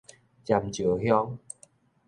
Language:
Min Nan Chinese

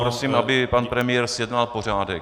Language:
Czech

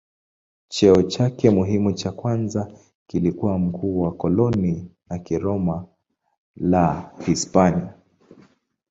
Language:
Swahili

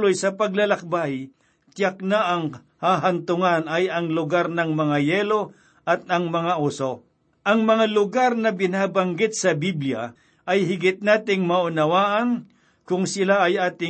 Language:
Filipino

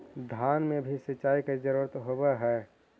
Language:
Magahi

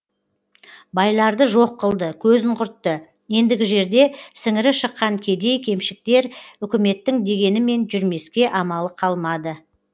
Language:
Kazakh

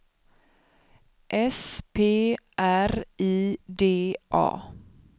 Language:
Swedish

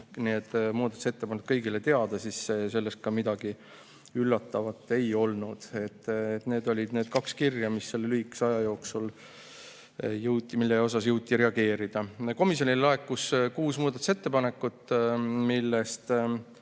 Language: Estonian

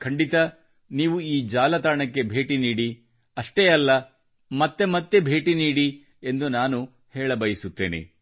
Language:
Kannada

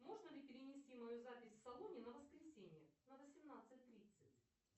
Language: Russian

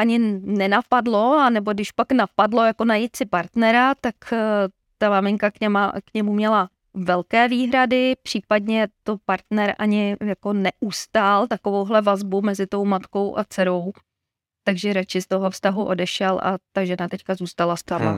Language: Czech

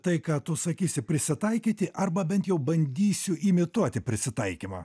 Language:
Lithuanian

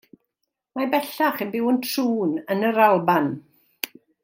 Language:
Welsh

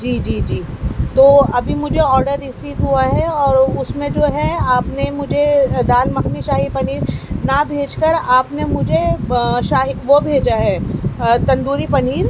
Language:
Urdu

